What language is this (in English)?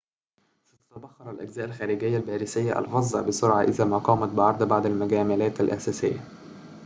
Arabic